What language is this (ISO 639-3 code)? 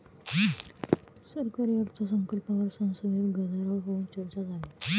mar